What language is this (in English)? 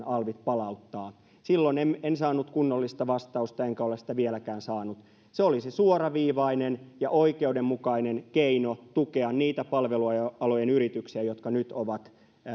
Finnish